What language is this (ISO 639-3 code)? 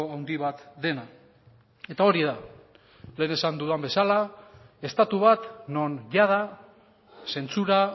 eus